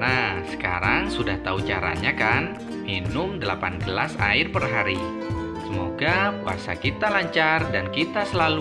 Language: Indonesian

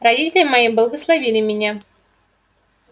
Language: Russian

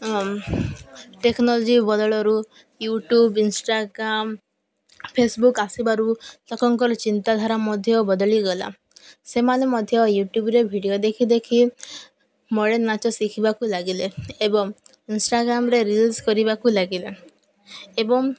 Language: Odia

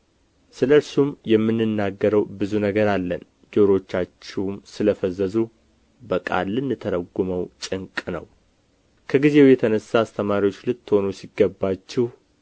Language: Amharic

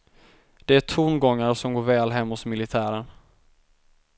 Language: Swedish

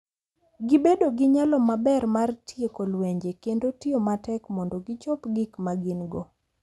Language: Luo (Kenya and Tanzania)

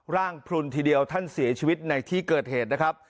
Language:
Thai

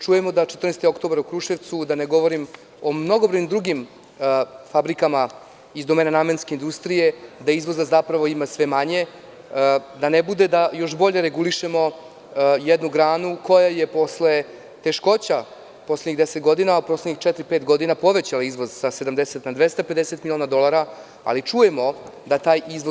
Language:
Serbian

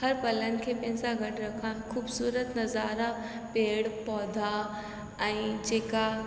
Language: Sindhi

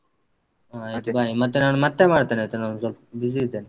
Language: Kannada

